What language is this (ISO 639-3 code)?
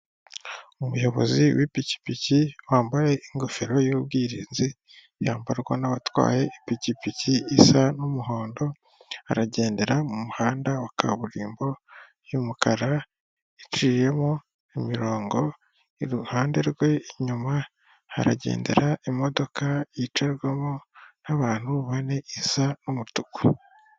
kin